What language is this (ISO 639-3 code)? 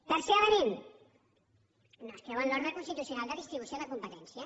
cat